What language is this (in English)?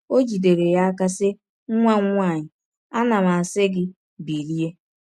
Igbo